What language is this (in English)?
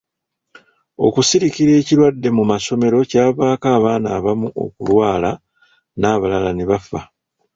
Ganda